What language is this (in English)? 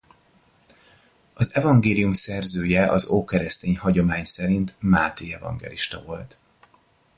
Hungarian